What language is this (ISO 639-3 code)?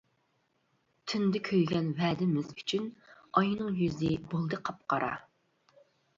uig